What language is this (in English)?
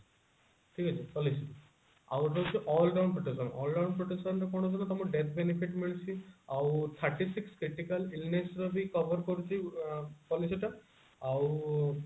Odia